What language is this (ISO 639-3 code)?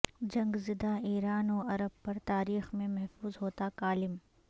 urd